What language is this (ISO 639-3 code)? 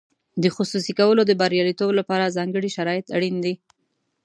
pus